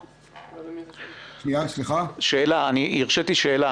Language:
Hebrew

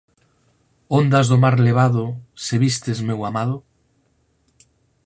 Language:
Galician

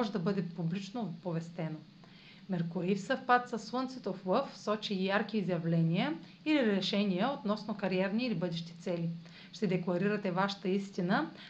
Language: Bulgarian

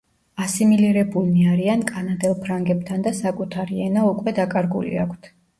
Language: Georgian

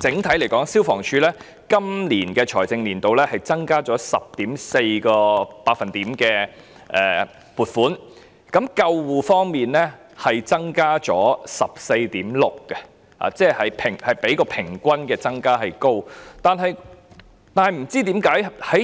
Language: Cantonese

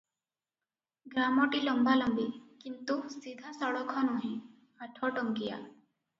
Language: Odia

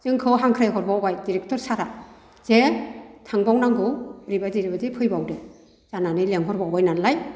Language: Bodo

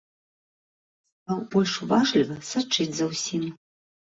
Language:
Belarusian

